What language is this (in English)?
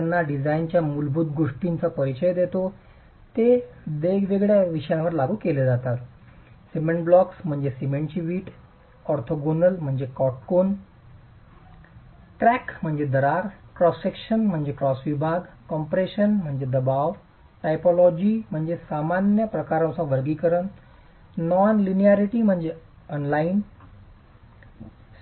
Marathi